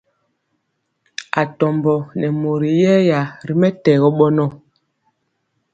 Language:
Mpiemo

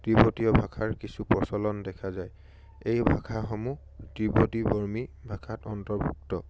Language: Assamese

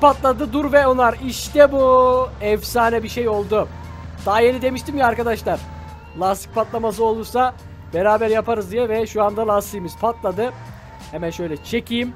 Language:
Turkish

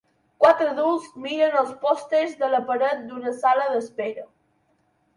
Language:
Catalan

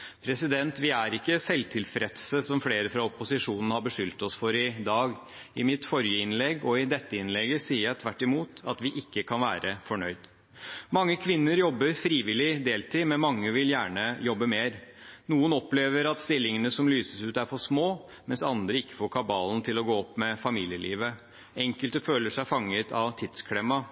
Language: Norwegian Bokmål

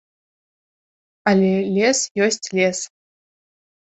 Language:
Belarusian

